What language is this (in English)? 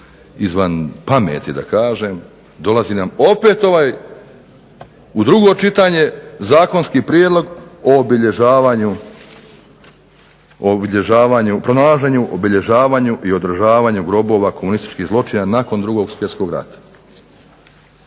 Croatian